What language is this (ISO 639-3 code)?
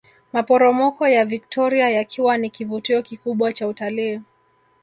swa